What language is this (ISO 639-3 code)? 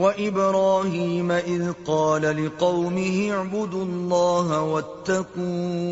urd